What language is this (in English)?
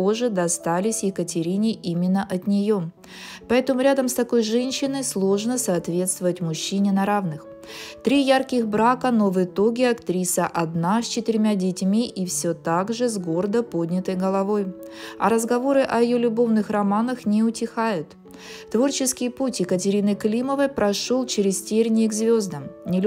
Russian